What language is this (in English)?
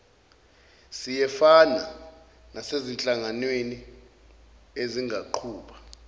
Zulu